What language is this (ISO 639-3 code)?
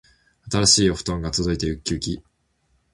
jpn